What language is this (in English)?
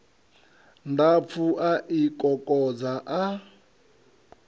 Venda